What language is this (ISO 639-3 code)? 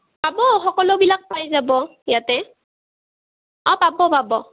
asm